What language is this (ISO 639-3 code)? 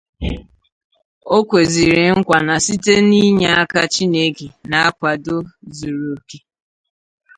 ibo